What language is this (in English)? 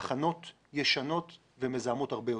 Hebrew